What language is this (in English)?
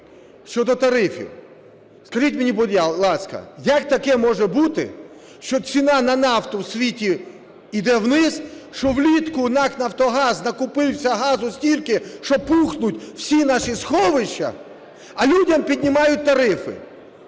Ukrainian